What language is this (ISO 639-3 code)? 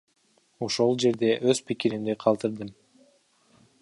kir